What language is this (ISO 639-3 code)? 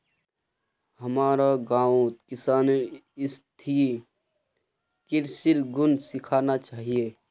mag